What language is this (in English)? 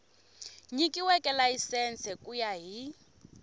Tsonga